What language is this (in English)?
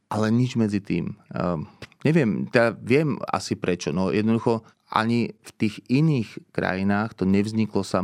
Slovak